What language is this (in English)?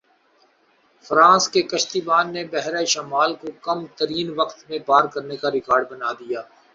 Urdu